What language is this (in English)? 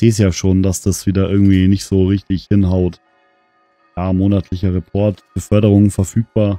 German